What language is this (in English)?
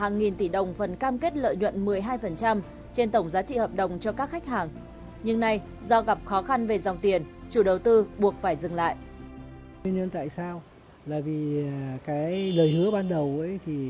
Vietnamese